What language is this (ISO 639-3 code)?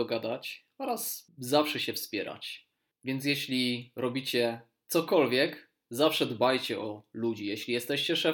pol